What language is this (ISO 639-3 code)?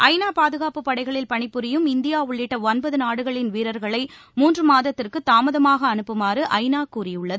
tam